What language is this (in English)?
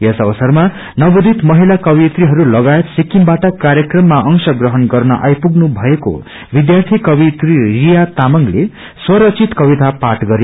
Nepali